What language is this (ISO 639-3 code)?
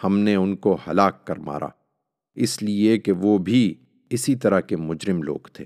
urd